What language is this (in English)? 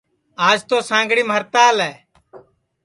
Sansi